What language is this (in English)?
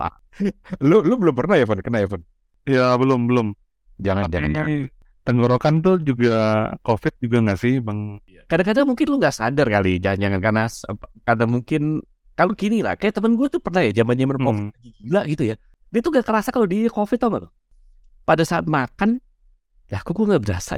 Indonesian